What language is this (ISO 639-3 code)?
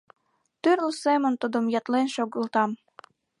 chm